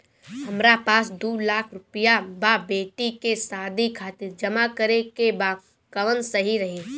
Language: Bhojpuri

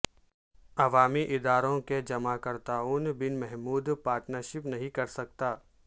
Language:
Urdu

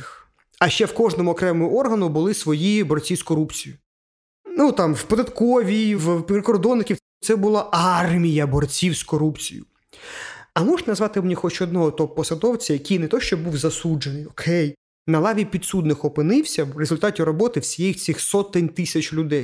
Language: Ukrainian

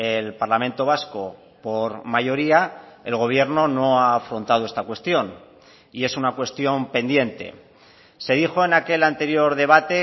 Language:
Spanish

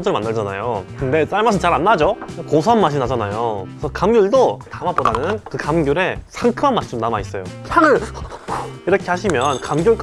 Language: Korean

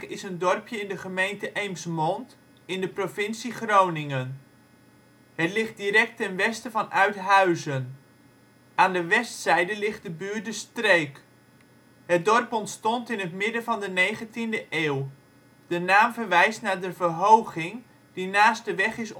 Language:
Dutch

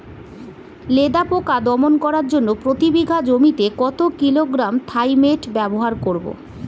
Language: Bangla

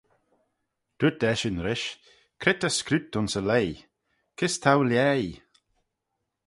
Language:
Manx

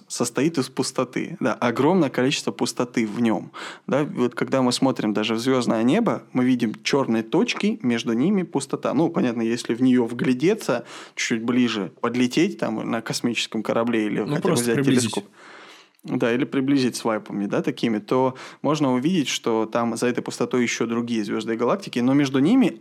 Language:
Russian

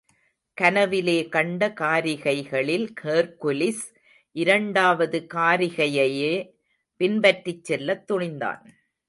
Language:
Tamil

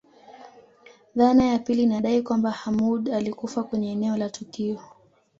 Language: Swahili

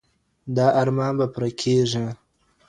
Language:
Pashto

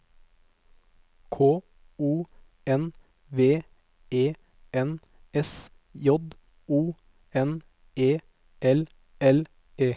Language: Norwegian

